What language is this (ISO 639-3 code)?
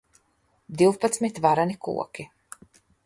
lav